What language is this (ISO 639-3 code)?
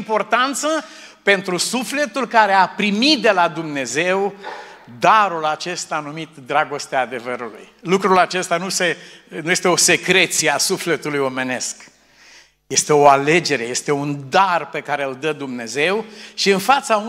ron